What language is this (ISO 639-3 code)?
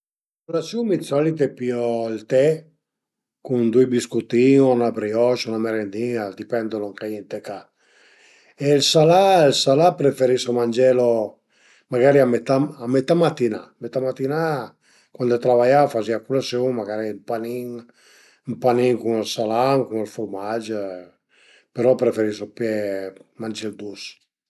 pms